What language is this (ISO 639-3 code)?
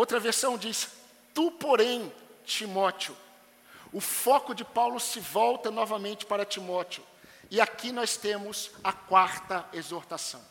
por